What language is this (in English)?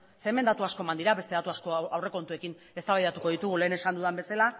Basque